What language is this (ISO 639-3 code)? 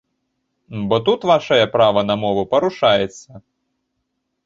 bel